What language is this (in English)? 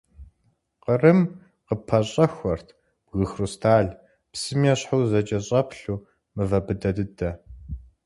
Kabardian